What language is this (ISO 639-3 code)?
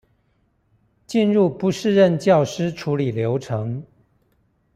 zho